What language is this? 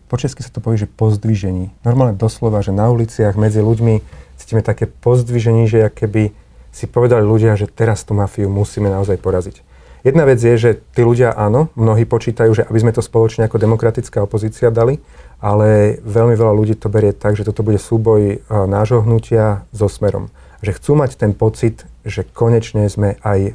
Slovak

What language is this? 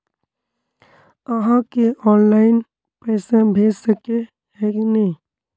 Magahi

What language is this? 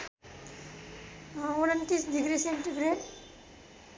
Nepali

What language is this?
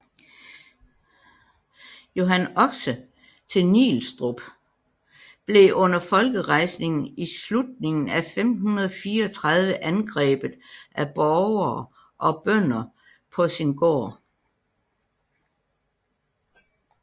Danish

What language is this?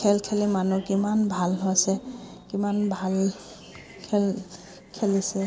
Assamese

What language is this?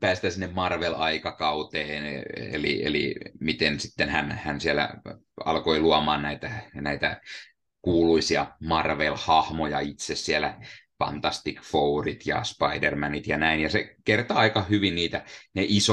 Finnish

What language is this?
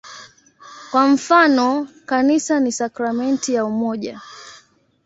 Swahili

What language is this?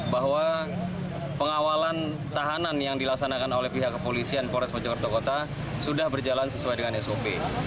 Indonesian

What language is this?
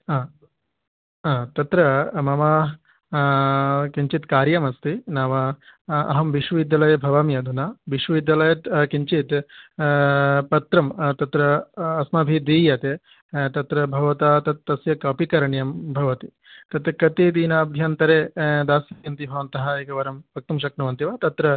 Sanskrit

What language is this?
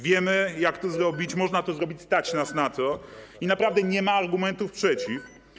Polish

